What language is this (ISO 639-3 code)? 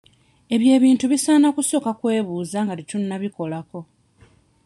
lug